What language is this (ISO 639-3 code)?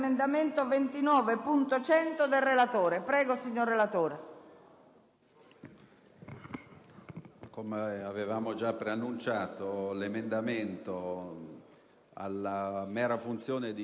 ita